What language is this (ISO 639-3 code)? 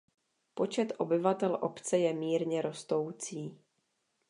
ces